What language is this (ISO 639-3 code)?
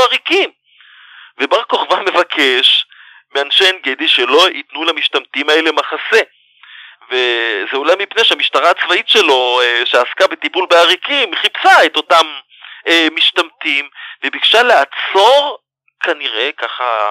heb